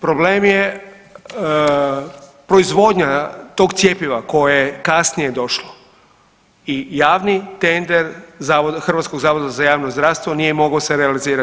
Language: Croatian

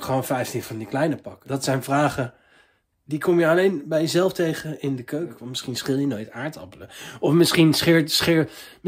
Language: Dutch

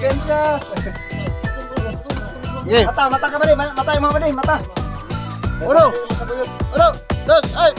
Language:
Indonesian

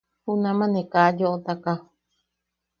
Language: Yaqui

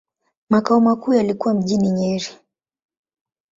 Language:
Swahili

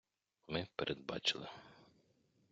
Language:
Ukrainian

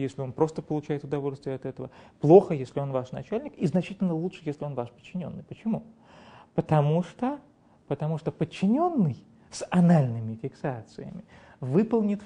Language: Russian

